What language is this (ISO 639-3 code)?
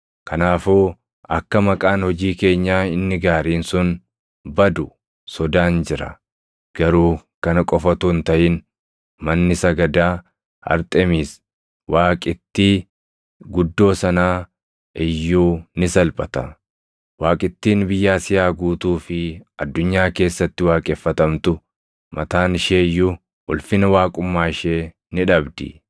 orm